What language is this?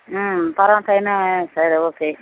Telugu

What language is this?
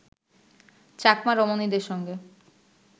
Bangla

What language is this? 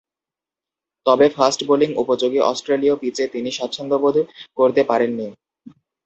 Bangla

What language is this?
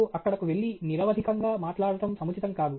Telugu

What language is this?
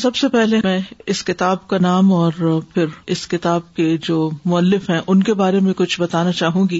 Urdu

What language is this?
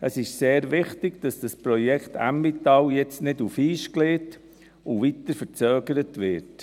Swiss German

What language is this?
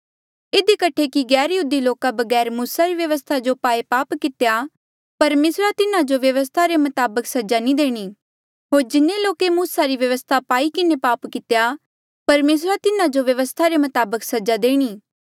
Mandeali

